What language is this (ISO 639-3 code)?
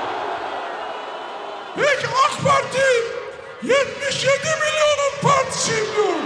tur